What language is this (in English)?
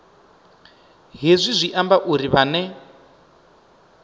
Venda